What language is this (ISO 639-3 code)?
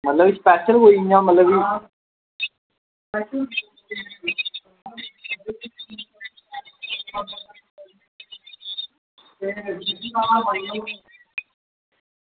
doi